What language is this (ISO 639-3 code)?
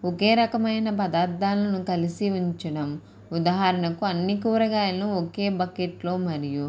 tel